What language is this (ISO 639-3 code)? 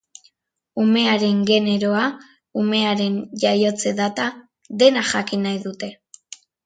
eus